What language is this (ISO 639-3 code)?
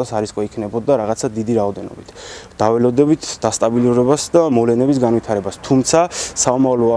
ron